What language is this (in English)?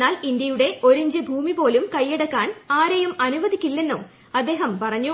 Malayalam